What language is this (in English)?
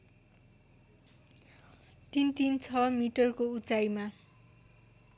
Nepali